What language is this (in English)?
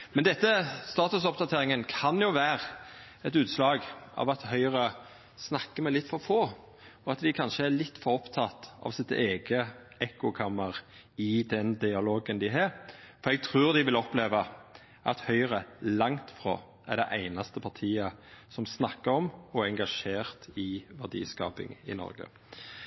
Norwegian Nynorsk